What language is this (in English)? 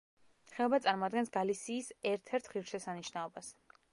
Georgian